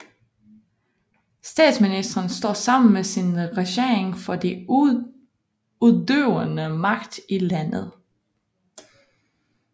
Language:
Danish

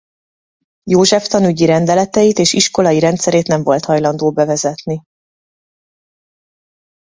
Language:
Hungarian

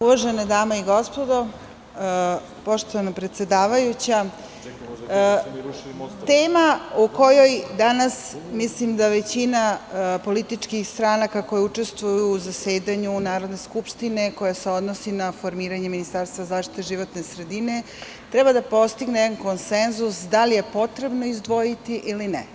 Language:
Serbian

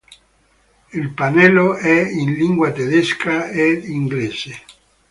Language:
Italian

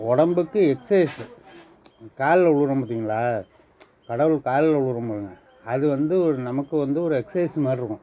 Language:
Tamil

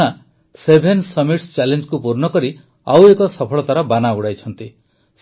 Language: Odia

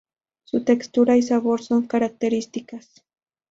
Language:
Spanish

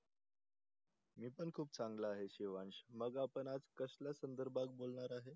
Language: Marathi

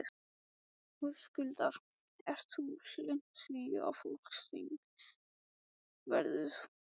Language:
Icelandic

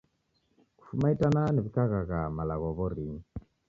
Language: Taita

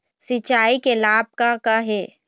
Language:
Chhattisgarhi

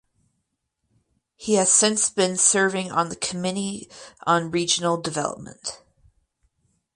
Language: English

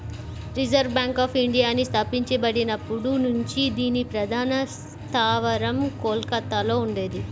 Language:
Telugu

